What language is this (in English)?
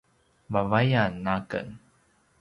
Paiwan